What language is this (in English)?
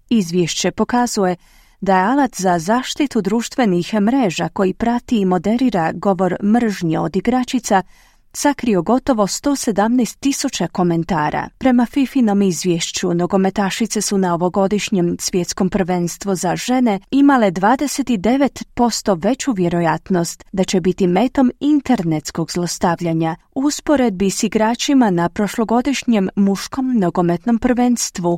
Croatian